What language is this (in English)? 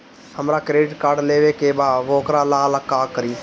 Bhojpuri